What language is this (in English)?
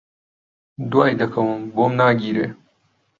Central Kurdish